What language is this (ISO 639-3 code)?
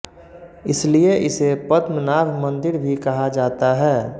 hin